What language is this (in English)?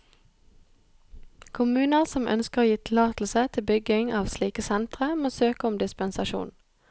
Norwegian